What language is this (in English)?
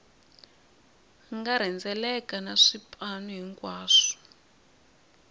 Tsonga